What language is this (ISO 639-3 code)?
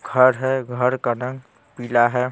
hin